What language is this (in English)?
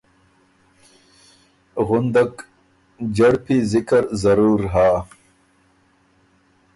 Ormuri